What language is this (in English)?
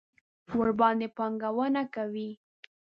Pashto